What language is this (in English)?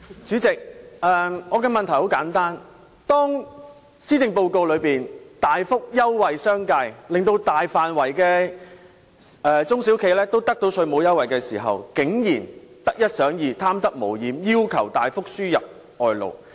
Cantonese